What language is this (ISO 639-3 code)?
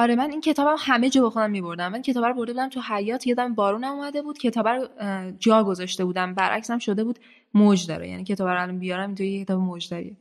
fas